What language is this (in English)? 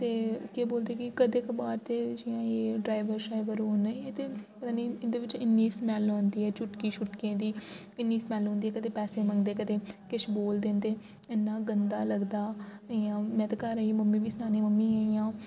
Dogri